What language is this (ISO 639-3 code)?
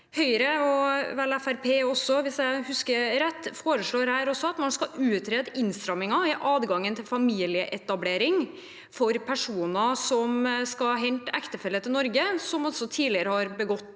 nor